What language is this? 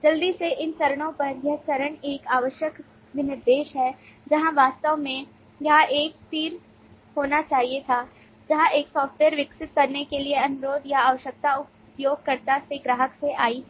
Hindi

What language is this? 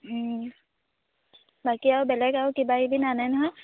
Assamese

